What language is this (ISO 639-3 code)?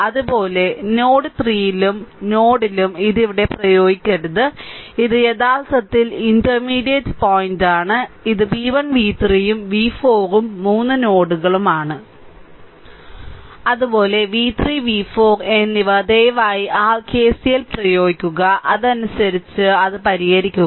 mal